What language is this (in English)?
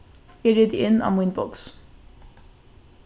Faroese